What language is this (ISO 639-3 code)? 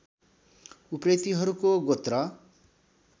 nep